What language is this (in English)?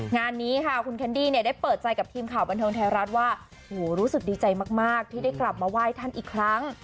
Thai